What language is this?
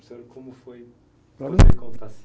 Portuguese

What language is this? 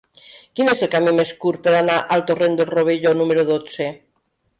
Catalan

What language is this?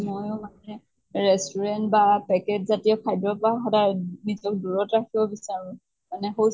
Assamese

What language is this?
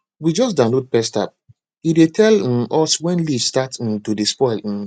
Nigerian Pidgin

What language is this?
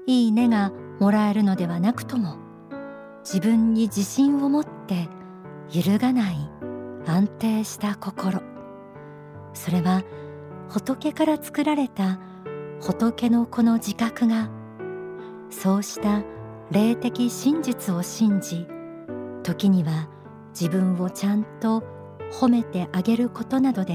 Japanese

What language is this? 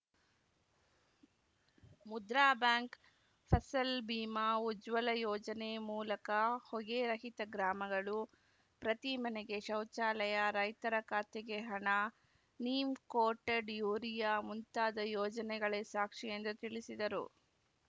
Kannada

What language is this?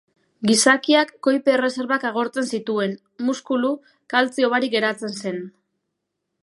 Basque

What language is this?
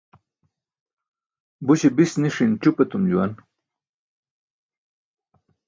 Burushaski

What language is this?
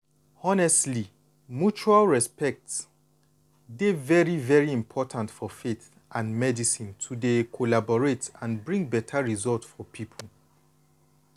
Nigerian Pidgin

